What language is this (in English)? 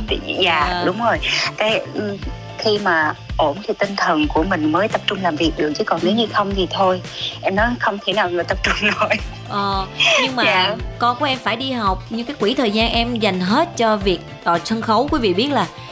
Vietnamese